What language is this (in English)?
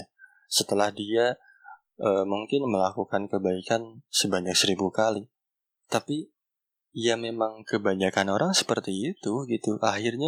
Indonesian